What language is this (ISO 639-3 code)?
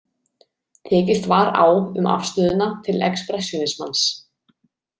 isl